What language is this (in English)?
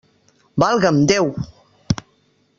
Catalan